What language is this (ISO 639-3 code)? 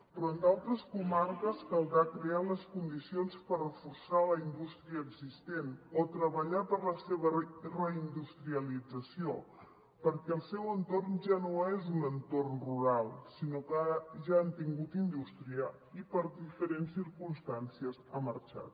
cat